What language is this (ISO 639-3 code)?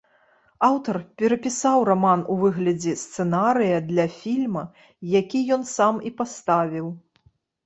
bel